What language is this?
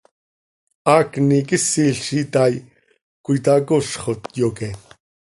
Seri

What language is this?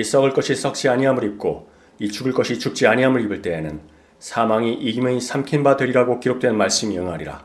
Korean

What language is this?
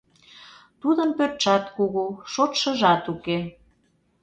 Mari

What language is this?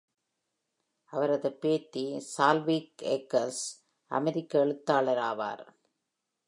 Tamil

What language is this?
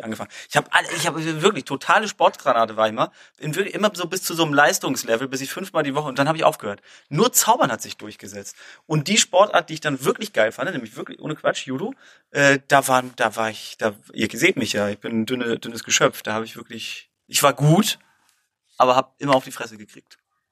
German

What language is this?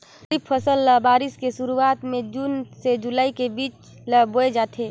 Chhattisgarhi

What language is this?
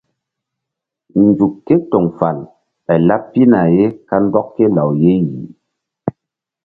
Mbum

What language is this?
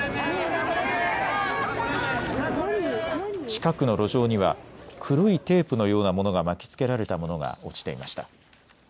Japanese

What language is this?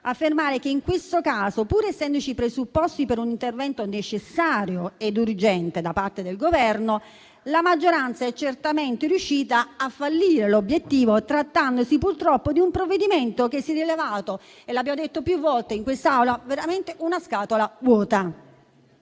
Italian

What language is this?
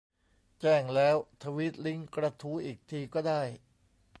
Thai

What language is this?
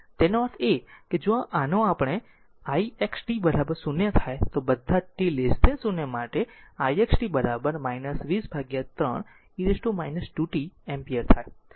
Gujarati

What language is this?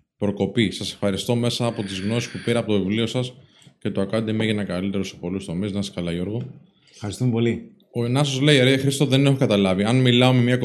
Greek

